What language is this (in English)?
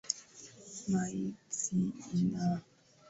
Swahili